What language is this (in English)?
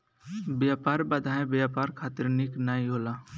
Bhojpuri